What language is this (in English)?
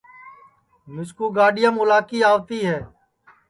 Sansi